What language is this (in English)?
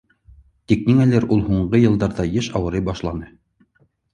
Bashkir